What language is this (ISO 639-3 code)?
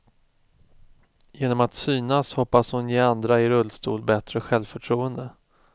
swe